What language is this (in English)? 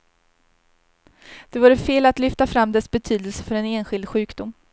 Swedish